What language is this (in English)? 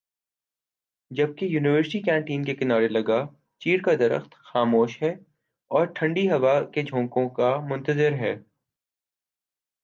Urdu